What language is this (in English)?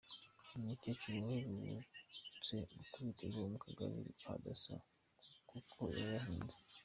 Kinyarwanda